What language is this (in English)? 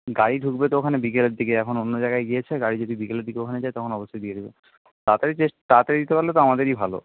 Bangla